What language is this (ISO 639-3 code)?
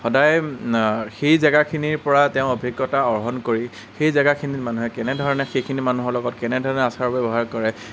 asm